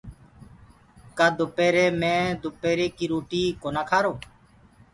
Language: Gurgula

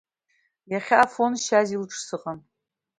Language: Abkhazian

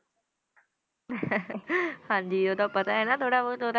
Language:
Punjabi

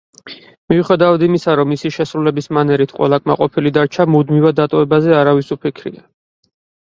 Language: Georgian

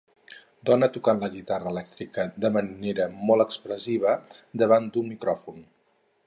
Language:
Catalan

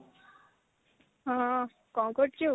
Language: Odia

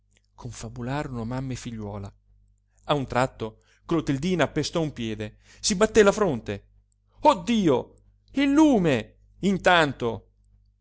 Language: Italian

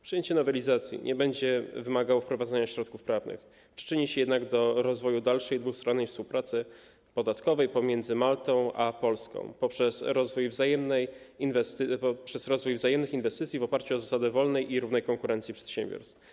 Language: Polish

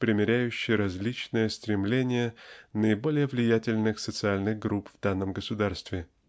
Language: Russian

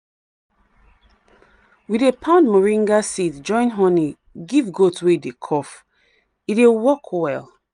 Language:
Nigerian Pidgin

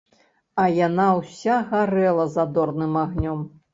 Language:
Belarusian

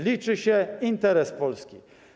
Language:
Polish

